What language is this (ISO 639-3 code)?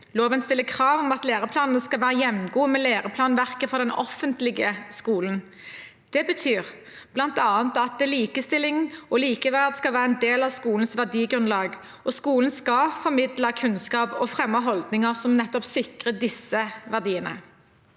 nor